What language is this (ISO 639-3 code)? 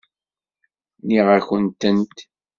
kab